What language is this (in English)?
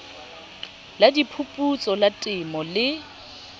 Southern Sotho